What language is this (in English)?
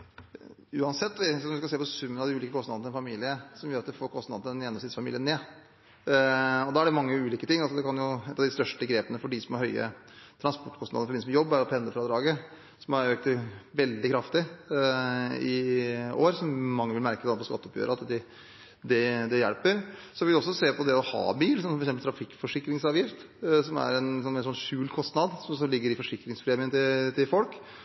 Norwegian Bokmål